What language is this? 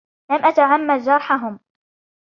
Arabic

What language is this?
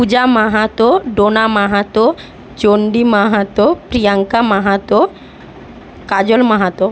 Bangla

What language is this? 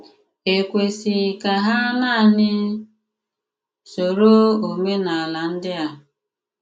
Igbo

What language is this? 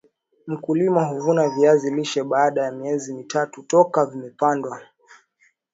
Swahili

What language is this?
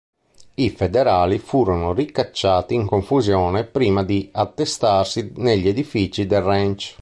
Italian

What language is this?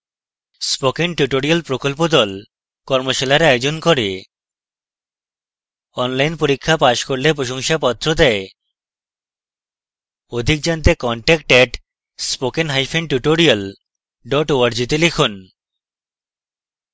Bangla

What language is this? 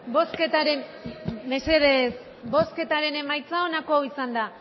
Basque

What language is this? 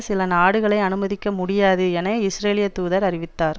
Tamil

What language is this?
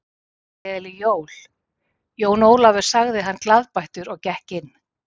Icelandic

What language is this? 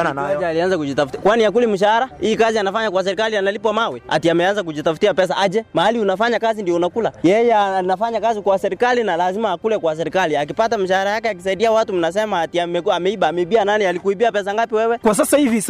Swahili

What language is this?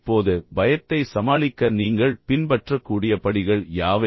Tamil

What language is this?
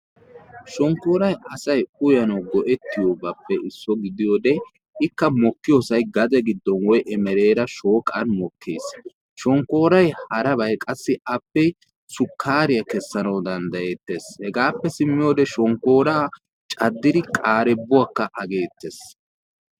Wolaytta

